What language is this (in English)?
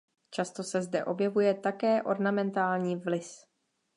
Czech